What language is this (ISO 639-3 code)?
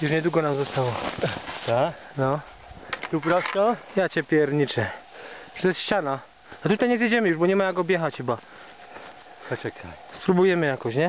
pol